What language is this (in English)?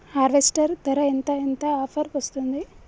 Telugu